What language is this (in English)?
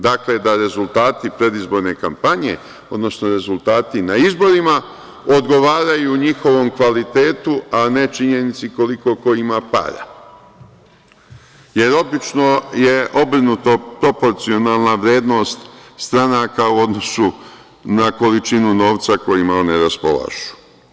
Serbian